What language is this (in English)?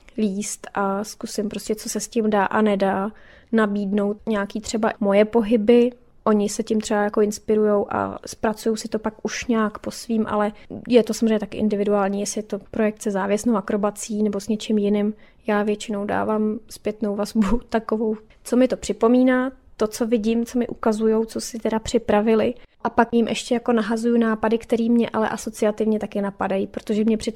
Czech